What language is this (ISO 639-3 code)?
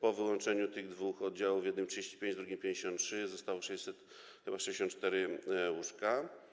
pol